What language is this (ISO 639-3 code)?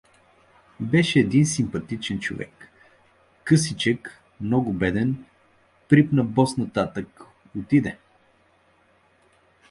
bul